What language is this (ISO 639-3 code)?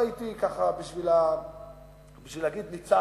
heb